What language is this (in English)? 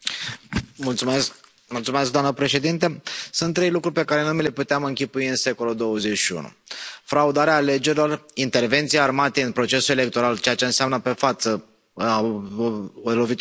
Romanian